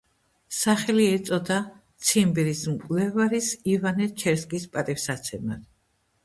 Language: Georgian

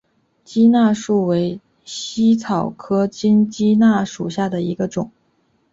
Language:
Chinese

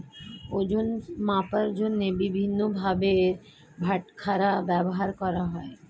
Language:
Bangla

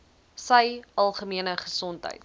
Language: Afrikaans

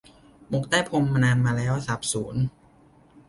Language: Thai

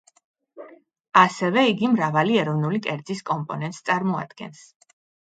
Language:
Georgian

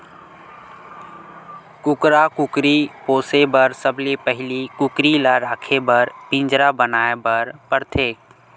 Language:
Chhattisgarhi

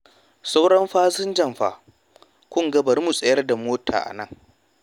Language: Hausa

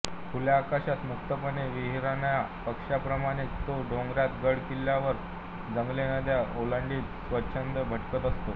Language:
Marathi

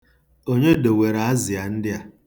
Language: Igbo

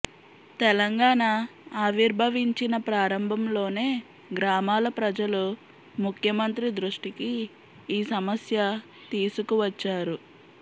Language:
Telugu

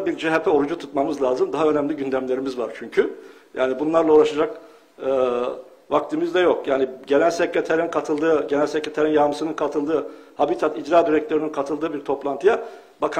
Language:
Turkish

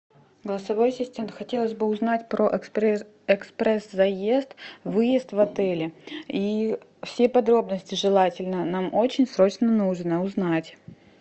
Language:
Russian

